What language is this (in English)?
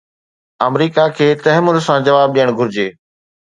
Sindhi